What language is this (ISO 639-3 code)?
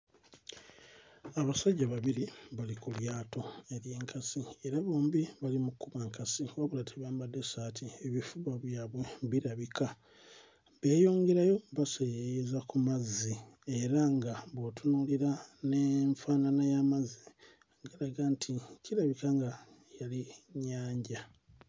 lug